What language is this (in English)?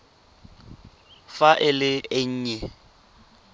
Tswana